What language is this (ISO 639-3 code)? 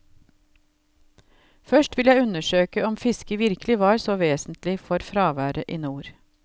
nor